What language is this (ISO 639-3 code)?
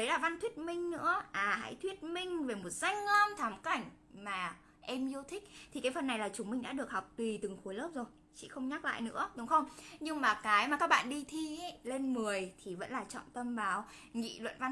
vie